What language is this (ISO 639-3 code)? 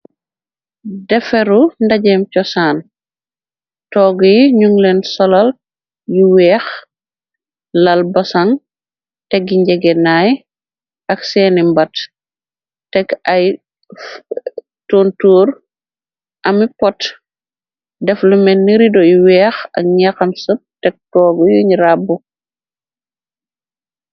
wol